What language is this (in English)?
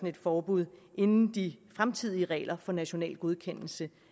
Danish